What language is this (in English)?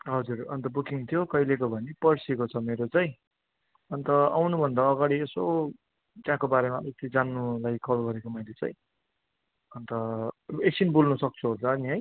Nepali